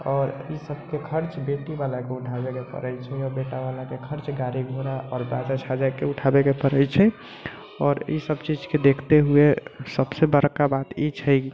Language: Maithili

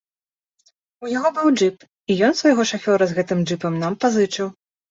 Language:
Belarusian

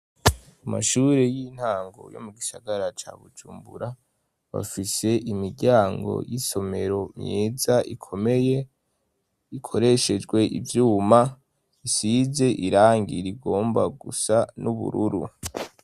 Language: Rundi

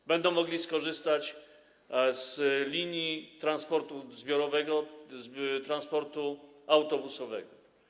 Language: Polish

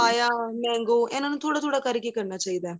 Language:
Punjabi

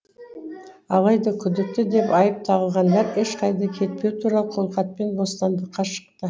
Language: Kazakh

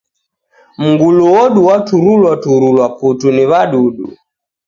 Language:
Taita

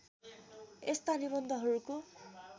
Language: Nepali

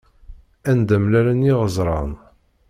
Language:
Kabyle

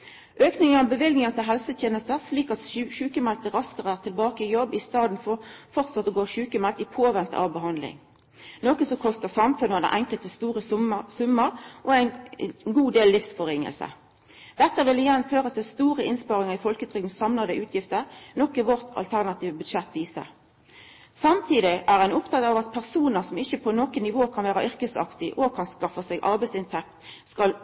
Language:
Norwegian Nynorsk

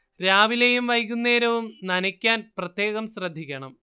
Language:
Malayalam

